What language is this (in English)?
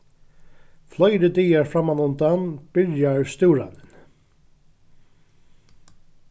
Faroese